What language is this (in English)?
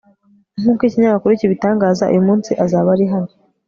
Kinyarwanda